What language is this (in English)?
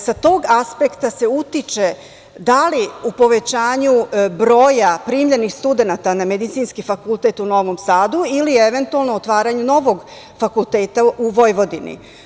Serbian